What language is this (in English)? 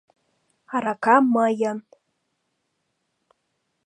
Mari